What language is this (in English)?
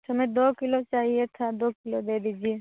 Hindi